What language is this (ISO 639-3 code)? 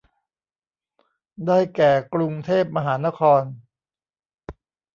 tha